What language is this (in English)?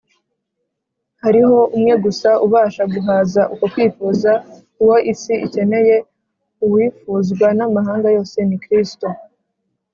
Kinyarwanda